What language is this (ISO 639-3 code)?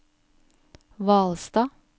nor